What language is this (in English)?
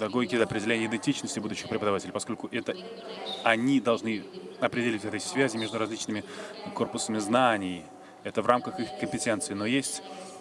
Russian